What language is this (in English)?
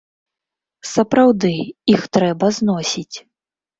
Belarusian